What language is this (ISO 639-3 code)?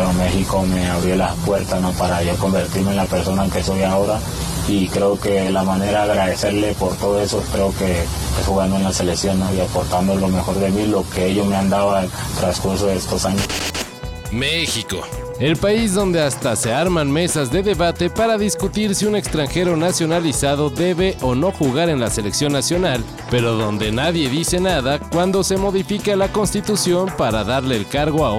spa